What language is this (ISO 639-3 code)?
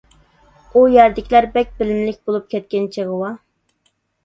uig